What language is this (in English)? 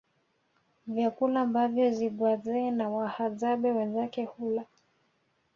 Swahili